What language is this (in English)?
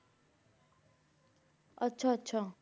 Punjabi